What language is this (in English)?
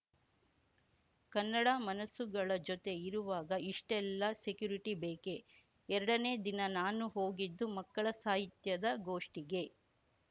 Kannada